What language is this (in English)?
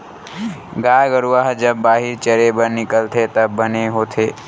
Chhattisgarhi